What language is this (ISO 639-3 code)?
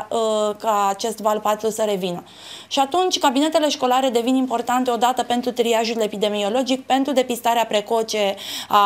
ron